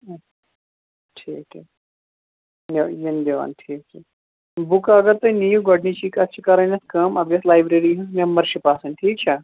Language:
Kashmiri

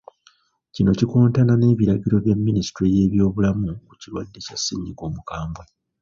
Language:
Ganda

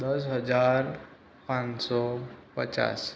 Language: Gujarati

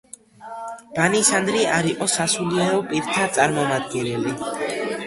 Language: Georgian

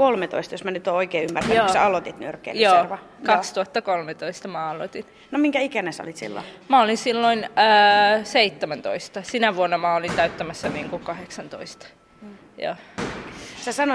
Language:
Finnish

